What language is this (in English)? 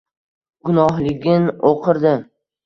Uzbek